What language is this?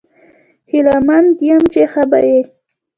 Pashto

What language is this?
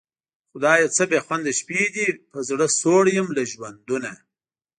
Pashto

